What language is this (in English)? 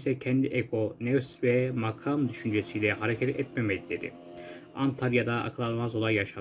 Turkish